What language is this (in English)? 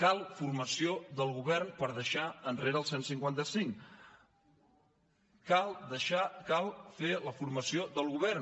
Catalan